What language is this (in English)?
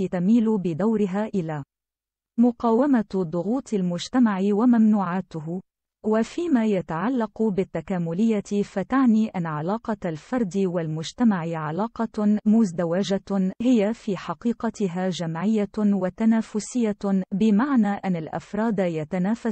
Arabic